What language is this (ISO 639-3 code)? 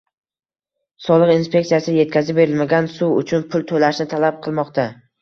uzb